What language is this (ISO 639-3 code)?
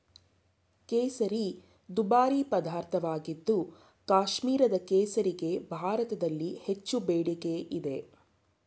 kan